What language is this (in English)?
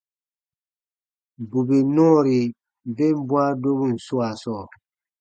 Baatonum